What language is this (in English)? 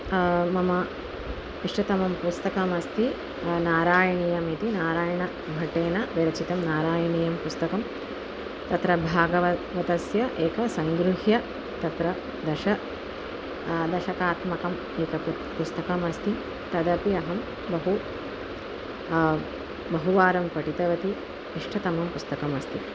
Sanskrit